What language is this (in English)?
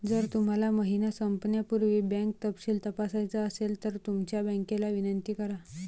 Marathi